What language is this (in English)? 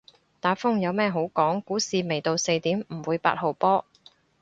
Cantonese